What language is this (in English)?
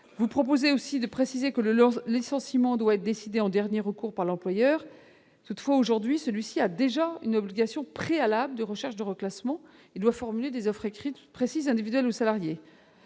French